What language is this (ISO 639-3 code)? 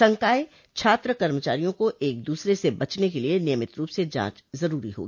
hin